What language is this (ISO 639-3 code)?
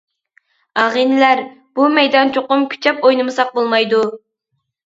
uig